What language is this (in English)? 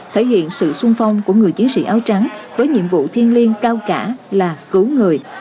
Vietnamese